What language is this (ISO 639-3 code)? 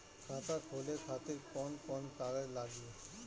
bho